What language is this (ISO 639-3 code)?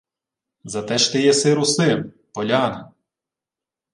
ukr